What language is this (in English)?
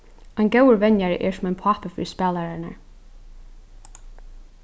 Faroese